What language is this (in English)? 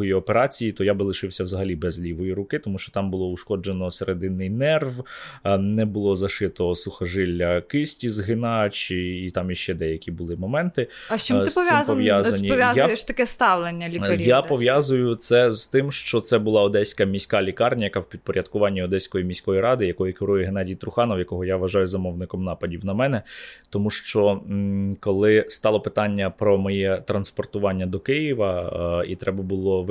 Ukrainian